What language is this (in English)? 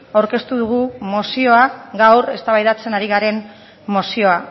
Basque